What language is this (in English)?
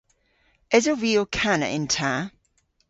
Cornish